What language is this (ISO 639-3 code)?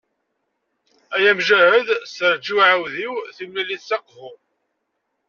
kab